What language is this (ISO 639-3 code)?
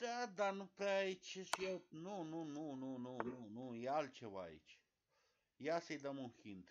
ron